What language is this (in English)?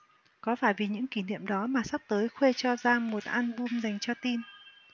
Vietnamese